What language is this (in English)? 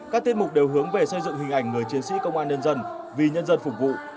Vietnamese